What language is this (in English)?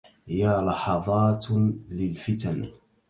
Arabic